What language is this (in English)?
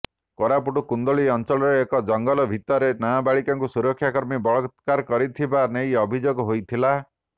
Odia